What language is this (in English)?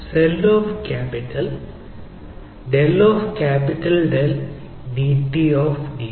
Malayalam